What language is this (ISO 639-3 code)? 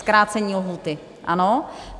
ces